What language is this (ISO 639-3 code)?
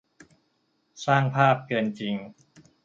tha